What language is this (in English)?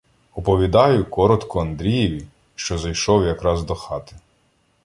Ukrainian